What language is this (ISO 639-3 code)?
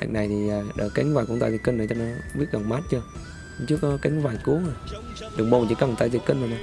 vie